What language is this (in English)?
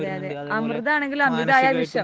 Malayalam